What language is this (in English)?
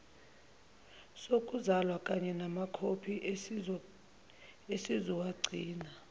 Zulu